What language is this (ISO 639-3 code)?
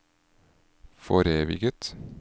nor